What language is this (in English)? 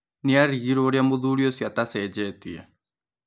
Kikuyu